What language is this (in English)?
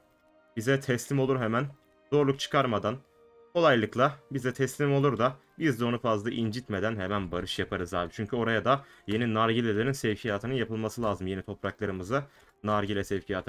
Turkish